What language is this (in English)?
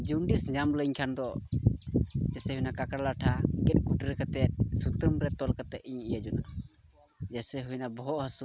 Santali